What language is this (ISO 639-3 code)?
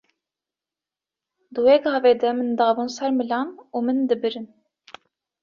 kur